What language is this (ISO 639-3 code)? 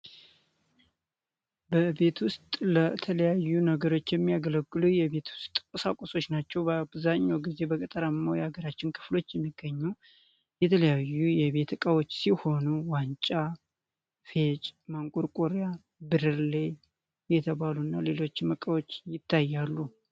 amh